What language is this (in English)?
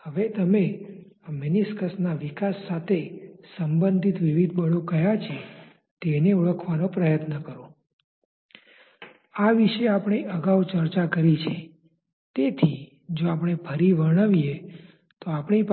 Gujarati